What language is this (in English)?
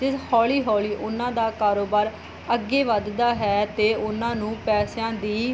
Punjabi